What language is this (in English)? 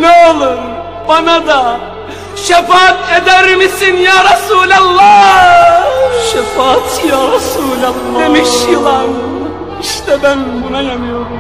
Turkish